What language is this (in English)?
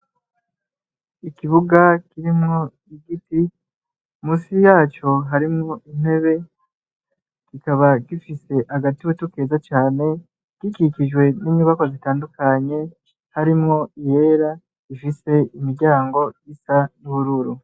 Rundi